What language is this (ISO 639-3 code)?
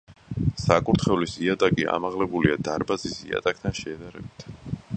kat